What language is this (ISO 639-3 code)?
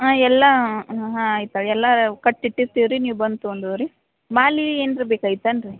kan